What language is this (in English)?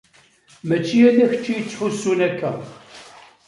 Kabyle